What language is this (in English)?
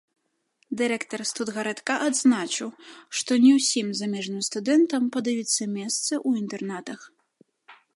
Belarusian